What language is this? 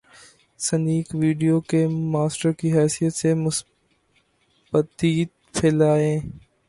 Urdu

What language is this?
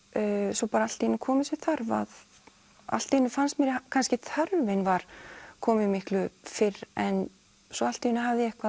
Icelandic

